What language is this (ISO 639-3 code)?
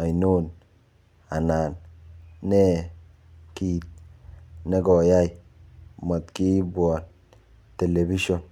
kln